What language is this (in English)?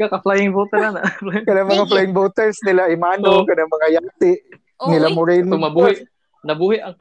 Filipino